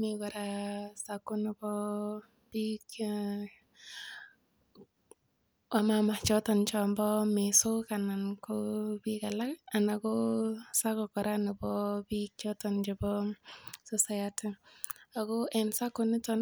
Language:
Kalenjin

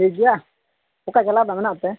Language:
Santali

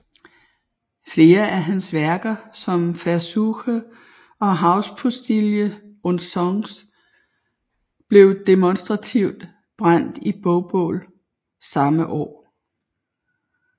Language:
Danish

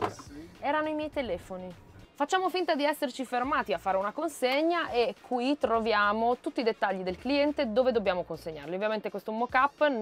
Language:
Italian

